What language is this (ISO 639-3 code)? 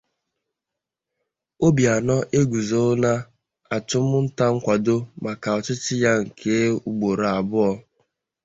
ibo